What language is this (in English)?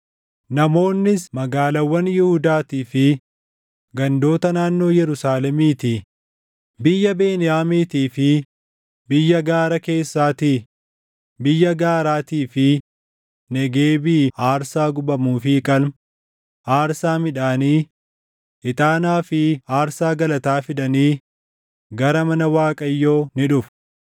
Oromo